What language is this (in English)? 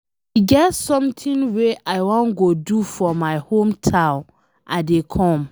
Nigerian Pidgin